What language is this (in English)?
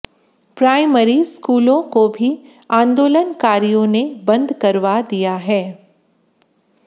Hindi